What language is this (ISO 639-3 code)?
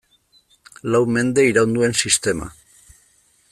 eus